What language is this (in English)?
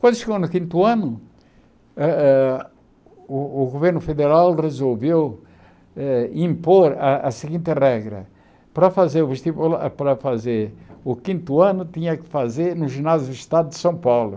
Portuguese